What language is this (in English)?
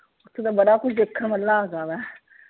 Punjabi